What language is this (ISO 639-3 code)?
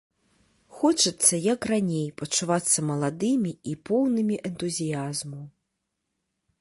bel